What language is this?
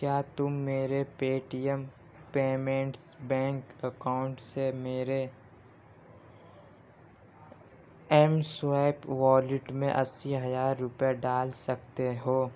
Urdu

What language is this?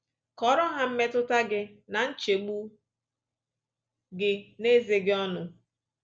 Igbo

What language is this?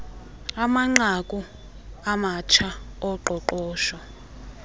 Xhosa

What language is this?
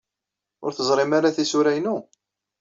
Kabyle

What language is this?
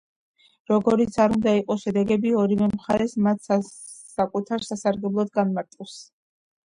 Georgian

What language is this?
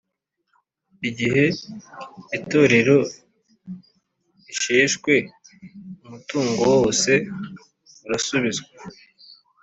Kinyarwanda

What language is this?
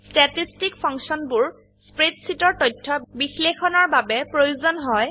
Assamese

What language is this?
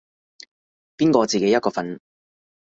Cantonese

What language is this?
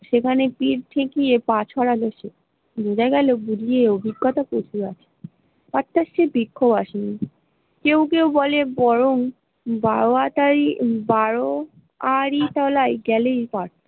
Bangla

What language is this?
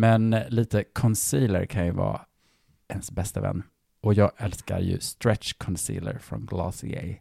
Swedish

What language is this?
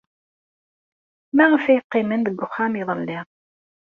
Kabyle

